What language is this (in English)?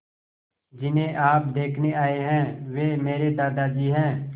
Hindi